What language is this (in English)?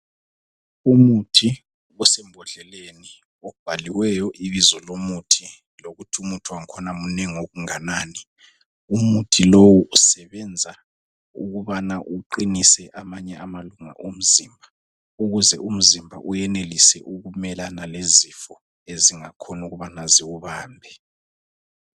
North Ndebele